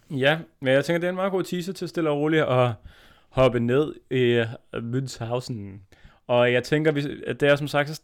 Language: Danish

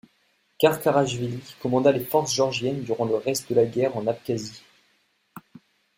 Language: French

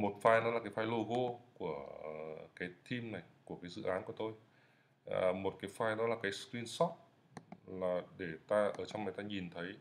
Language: Vietnamese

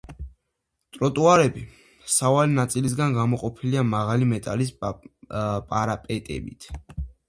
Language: Georgian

